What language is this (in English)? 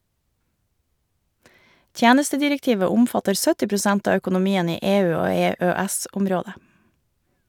Norwegian